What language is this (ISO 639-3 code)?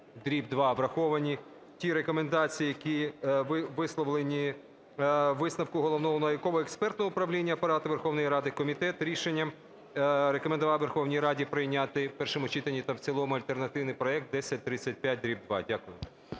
ukr